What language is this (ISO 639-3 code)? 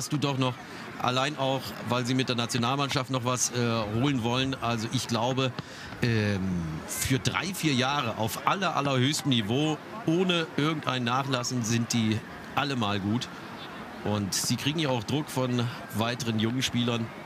deu